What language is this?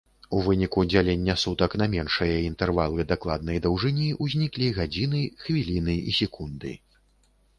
Belarusian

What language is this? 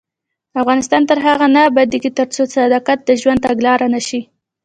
Pashto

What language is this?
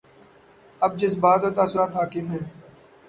Urdu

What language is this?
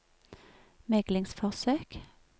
Norwegian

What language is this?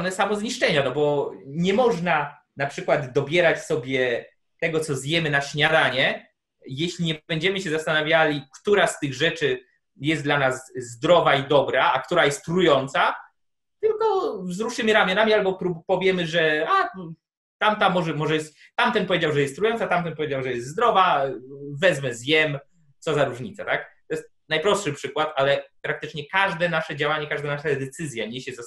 Polish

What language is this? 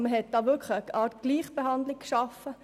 Swiss German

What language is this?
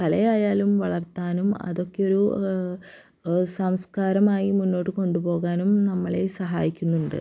Malayalam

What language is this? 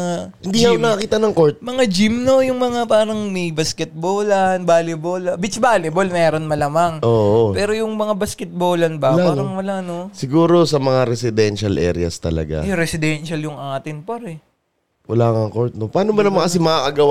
Filipino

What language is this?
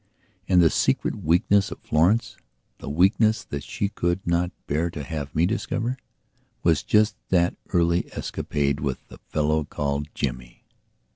English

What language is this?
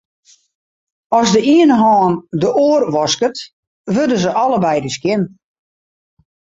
Western Frisian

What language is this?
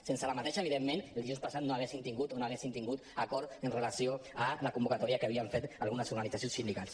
Catalan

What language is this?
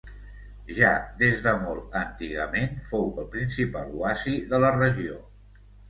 Catalan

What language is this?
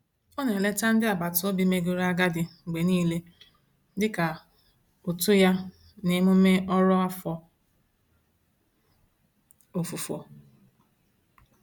Igbo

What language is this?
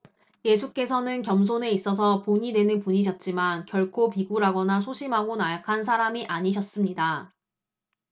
Korean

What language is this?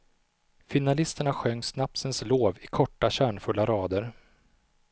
Swedish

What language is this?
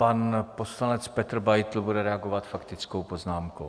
Czech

